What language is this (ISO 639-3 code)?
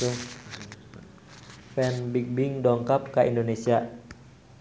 sun